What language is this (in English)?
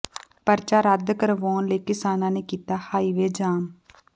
Punjabi